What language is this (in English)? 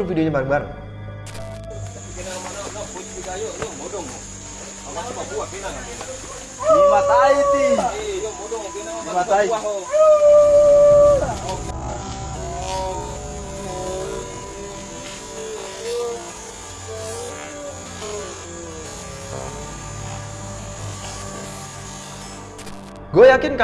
Indonesian